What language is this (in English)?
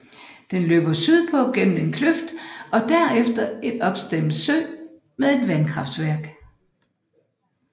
Danish